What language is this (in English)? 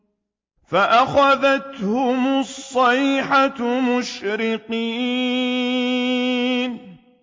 Arabic